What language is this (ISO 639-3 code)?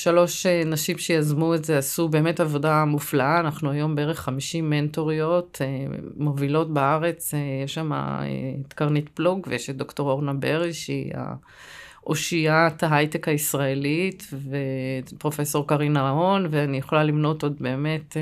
heb